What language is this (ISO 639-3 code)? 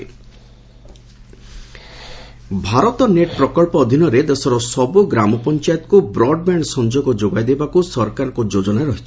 ori